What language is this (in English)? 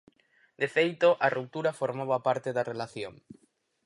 Galician